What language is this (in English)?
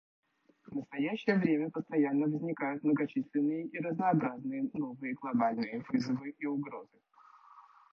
Russian